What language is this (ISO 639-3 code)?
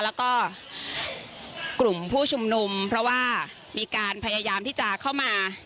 tha